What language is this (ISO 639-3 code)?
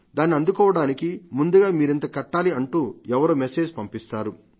tel